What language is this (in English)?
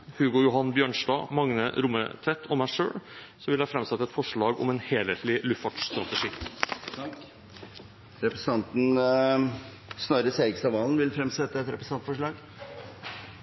Norwegian